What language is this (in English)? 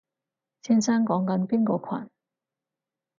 Cantonese